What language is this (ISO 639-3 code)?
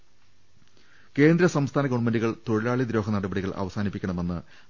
mal